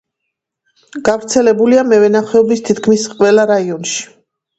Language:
Georgian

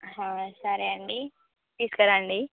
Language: Telugu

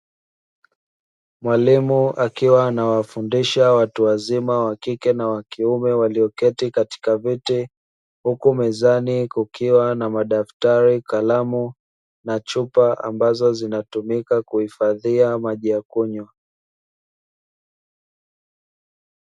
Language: Swahili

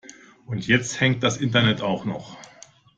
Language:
German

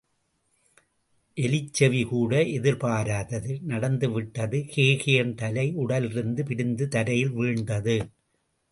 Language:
Tamil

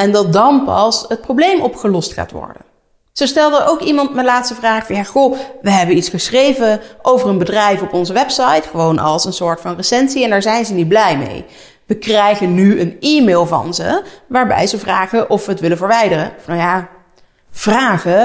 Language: Dutch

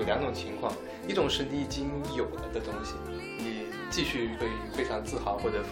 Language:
Chinese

